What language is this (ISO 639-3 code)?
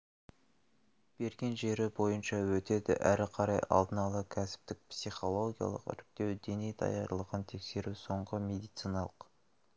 kaz